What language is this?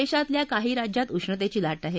Marathi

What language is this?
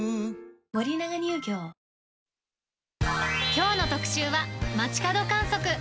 Japanese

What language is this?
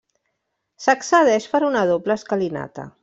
Catalan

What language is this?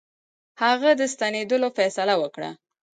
Pashto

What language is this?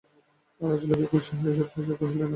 Bangla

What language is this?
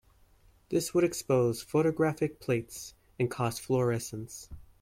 English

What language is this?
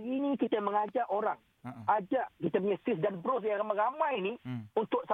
Malay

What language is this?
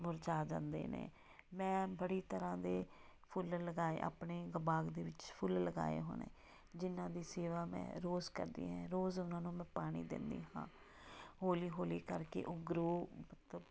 Punjabi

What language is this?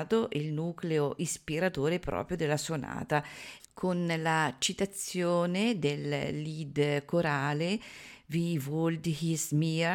Italian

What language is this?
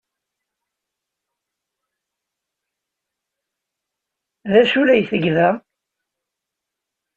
Kabyle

